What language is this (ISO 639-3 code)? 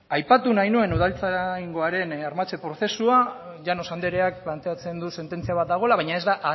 eus